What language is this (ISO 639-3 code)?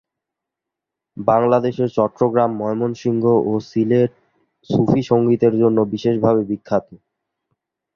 ben